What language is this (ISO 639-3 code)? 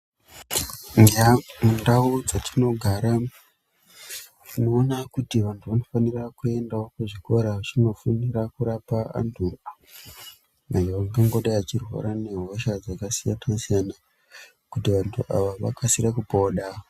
ndc